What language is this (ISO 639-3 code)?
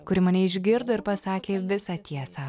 lit